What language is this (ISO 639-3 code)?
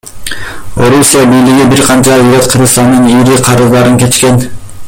kir